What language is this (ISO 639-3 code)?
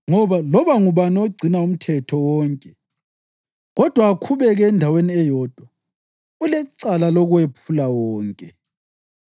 nde